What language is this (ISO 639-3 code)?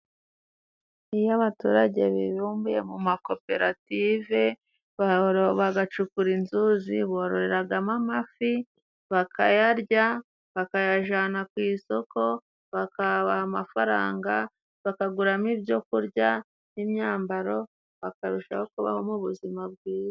kin